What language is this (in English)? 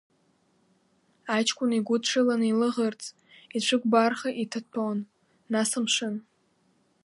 Abkhazian